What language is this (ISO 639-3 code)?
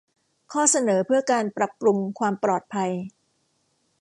tha